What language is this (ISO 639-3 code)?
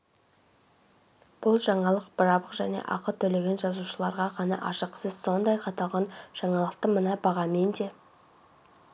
kaz